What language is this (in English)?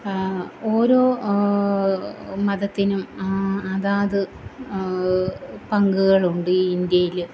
Malayalam